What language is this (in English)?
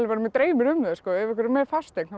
Icelandic